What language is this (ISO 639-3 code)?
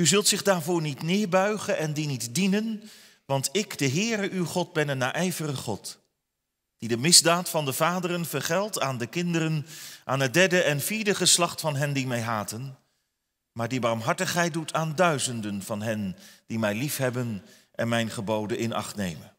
nld